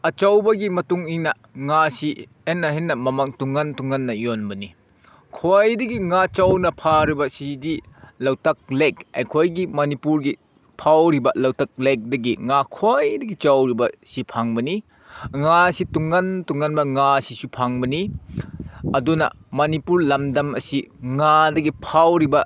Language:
Manipuri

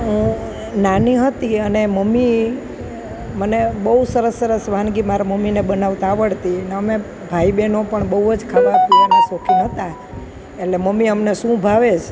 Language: Gujarati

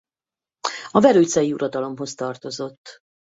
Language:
Hungarian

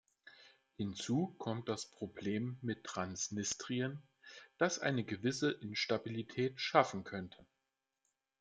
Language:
German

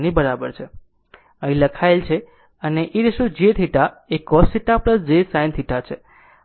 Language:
Gujarati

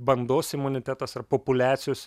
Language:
Lithuanian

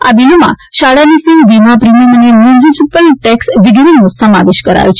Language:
Gujarati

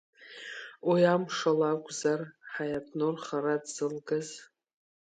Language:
Abkhazian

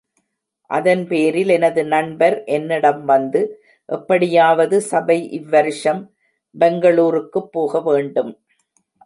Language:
Tamil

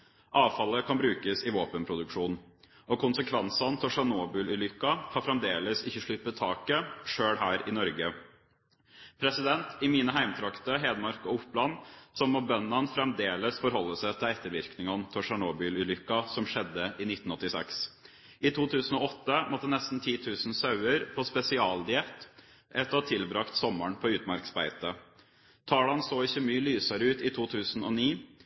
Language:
Norwegian Bokmål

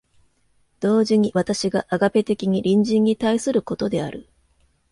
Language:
Japanese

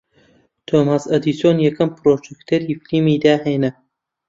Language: Central Kurdish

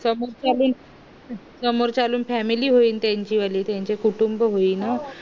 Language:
Marathi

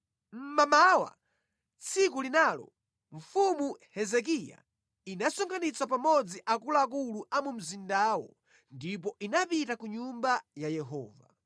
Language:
Nyanja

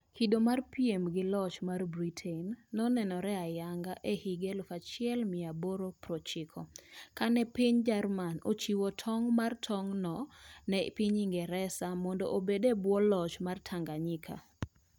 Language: Luo (Kenya and Tanzania)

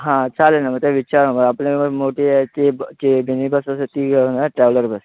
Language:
Marathi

